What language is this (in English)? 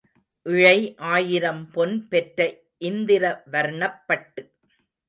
Tamil